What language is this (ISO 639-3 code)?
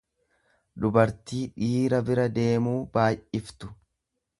orm